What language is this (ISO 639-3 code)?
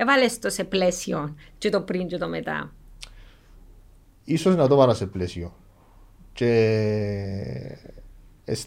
ell